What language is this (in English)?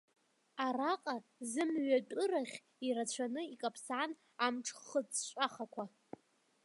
Abkhazian